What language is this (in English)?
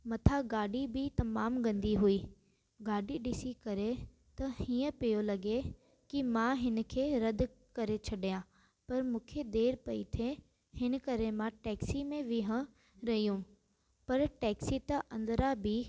Sindhi